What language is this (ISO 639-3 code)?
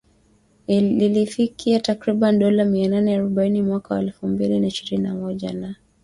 swa